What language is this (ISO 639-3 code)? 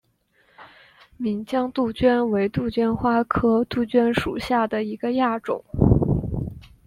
zho